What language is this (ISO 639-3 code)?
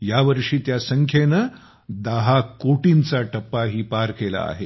mar